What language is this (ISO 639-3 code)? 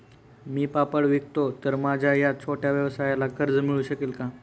mar